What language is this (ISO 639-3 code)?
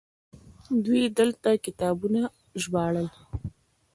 pus